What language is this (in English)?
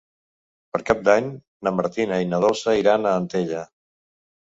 Catalan